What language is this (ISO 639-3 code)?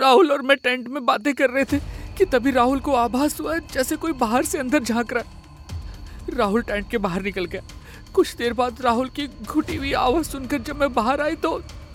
hin